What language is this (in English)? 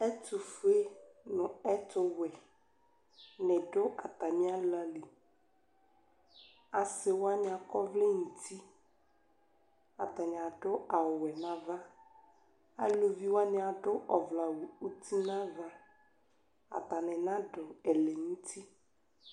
Ikposo